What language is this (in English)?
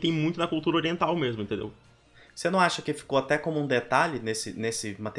Portuguese